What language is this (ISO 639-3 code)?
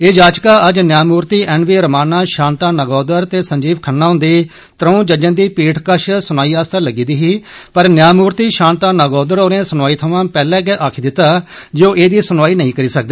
doi